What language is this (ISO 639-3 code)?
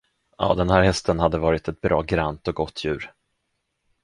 swe